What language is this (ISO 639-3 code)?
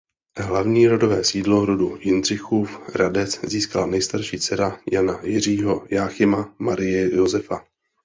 ces